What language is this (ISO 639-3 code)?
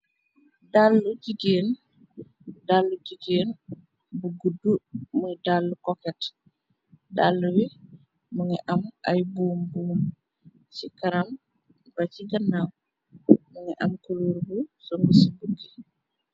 wol